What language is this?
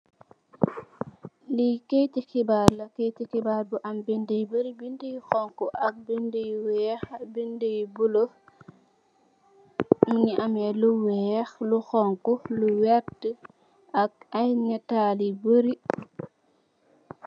Wolof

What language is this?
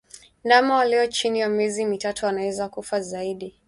Swahili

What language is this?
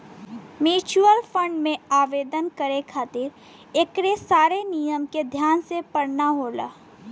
Bhojpuri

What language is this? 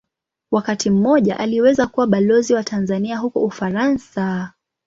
Swahili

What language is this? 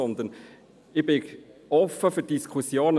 Swiss German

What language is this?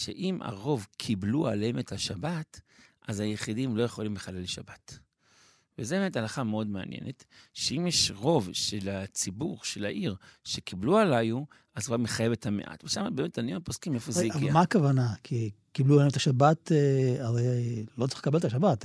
Hebrew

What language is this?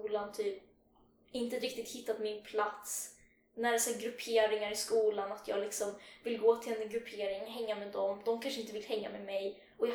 Swedish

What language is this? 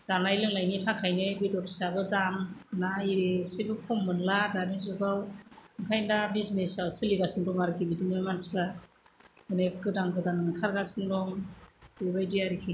Bodo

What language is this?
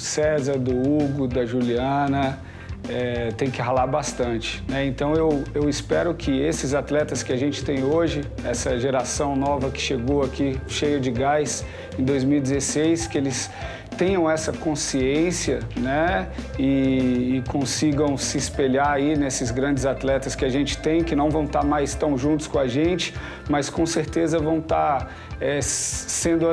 Portuguese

